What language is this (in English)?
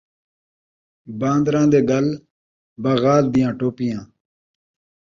Saraiki